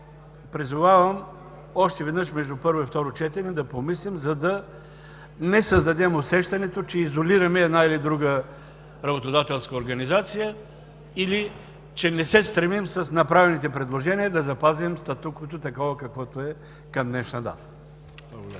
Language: Bulgarian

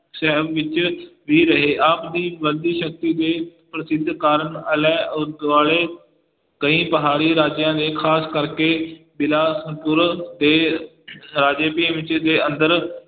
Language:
Punjabi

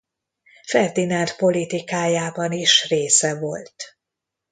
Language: Hungarian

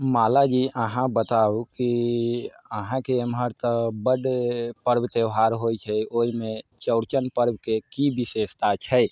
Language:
Maithili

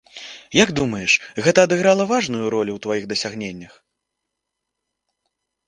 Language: Belarusian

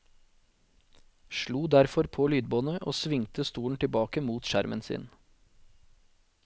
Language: Norwegian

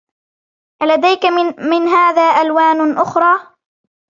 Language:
Arabic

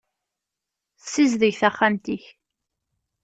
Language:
Kabyle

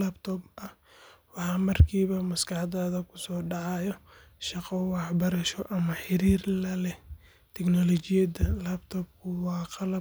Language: Somali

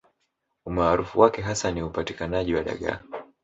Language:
Swahili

